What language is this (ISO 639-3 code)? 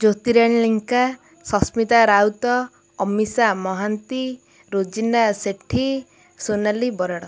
ori